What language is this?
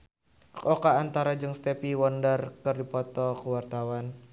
Sundanese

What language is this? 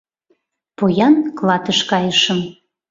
Mari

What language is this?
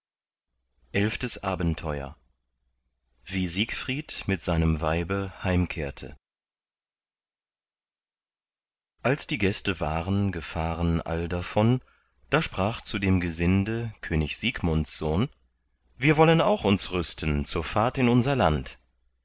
German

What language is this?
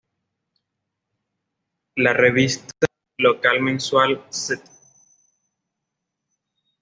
Spanish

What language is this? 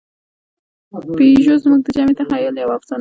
Pashto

